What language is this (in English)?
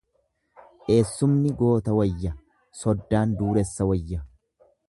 Oromo